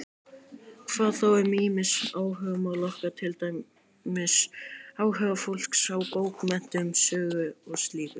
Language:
Icelandic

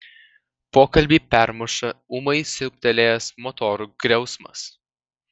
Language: Lithuanian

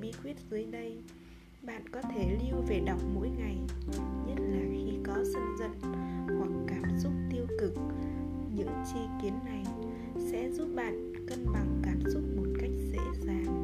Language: Vietnamese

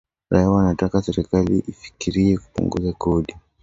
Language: Swahili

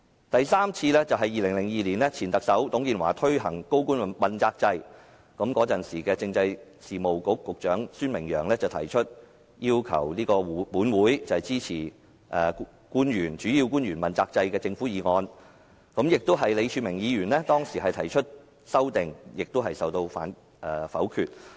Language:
Cantonese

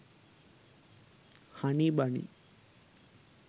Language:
Sinhala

